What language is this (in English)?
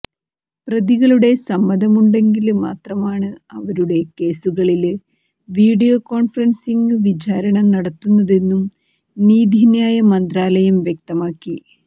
Malayalam